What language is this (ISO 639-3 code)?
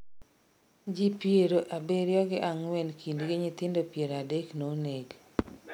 luo